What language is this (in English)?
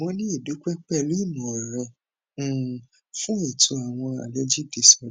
Yoruba